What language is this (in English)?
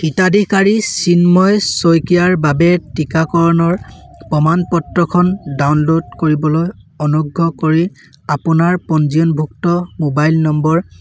Assamese